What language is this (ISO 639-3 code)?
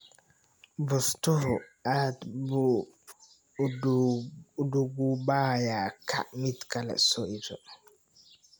som